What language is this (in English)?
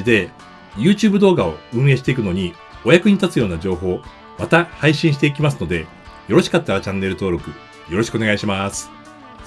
Japanese